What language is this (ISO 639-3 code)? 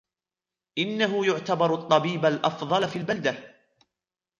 ara